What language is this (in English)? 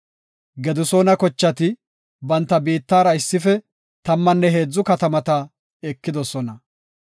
Gofa